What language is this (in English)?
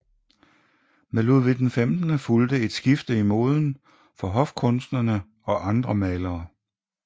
Danish